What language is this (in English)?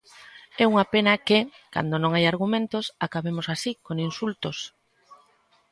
Galician